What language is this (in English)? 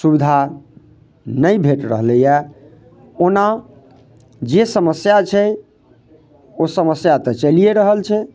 Maithili